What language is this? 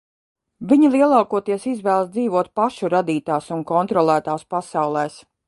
Latvian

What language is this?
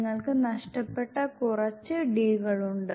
Malayalam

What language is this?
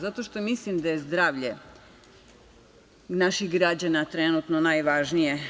Serbian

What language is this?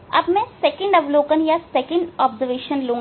Hindi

